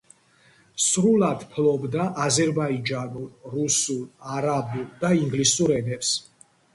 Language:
Georgian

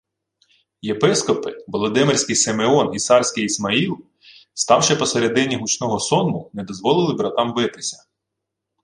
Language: Ukrainian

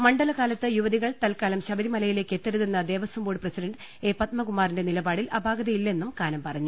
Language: Malayalam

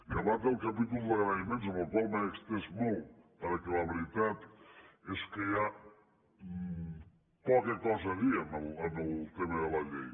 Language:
Catalan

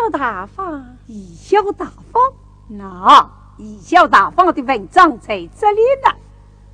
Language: Chinese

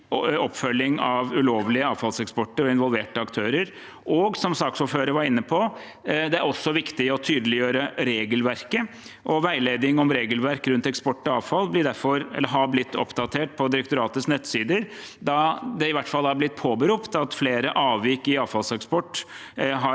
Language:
Norwegian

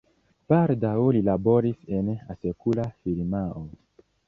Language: Esperanto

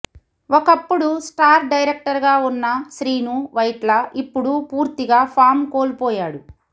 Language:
Telugu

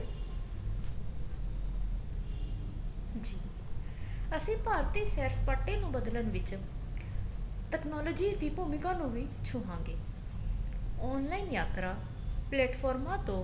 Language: Punjabi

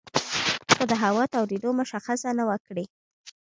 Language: Pashto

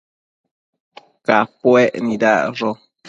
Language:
Matsés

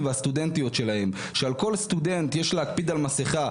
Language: Hebrew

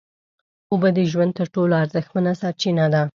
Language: Pashto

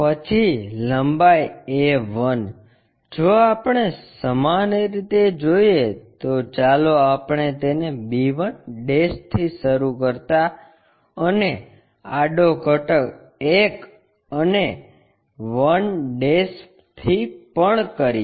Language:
Gujarati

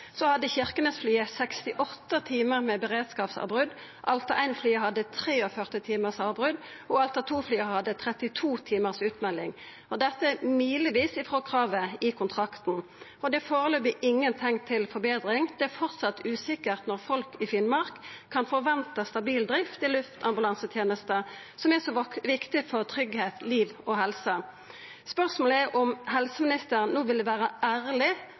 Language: Norwegian Nynorsk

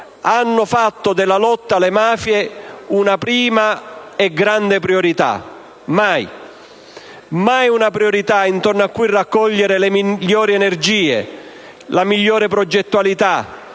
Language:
Italian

